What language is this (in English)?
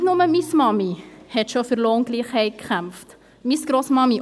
Swiss German